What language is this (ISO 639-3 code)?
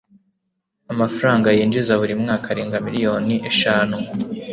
kin